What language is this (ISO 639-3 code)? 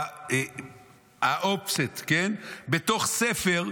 heb